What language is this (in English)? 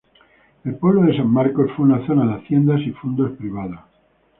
Spanish